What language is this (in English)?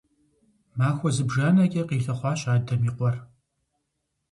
Kabardian